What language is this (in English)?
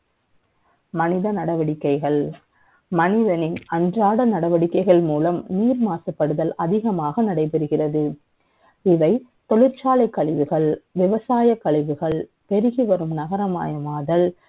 Tamil